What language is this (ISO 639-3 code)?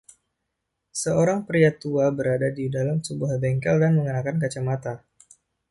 ind